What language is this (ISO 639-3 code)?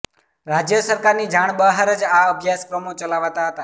guj